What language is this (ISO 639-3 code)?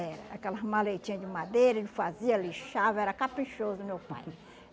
por